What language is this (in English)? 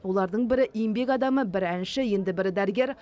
Kazakh